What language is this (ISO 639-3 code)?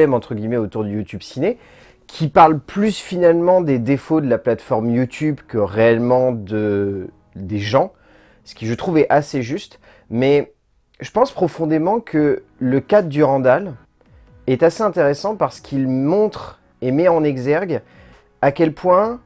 fra